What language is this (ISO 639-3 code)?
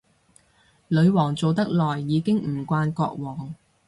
yue